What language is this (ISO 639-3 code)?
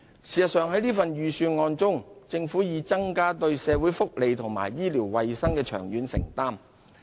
yue